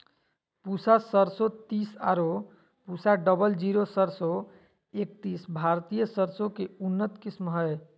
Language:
Magahi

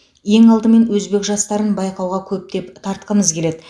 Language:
Kazakh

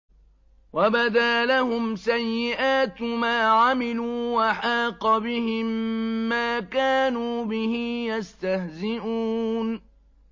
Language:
Arabic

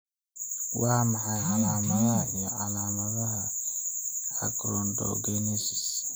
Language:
Somali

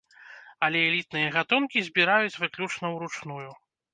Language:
Belarusian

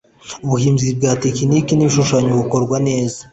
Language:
Kinyarwanda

